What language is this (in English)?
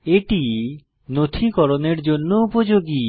Bangla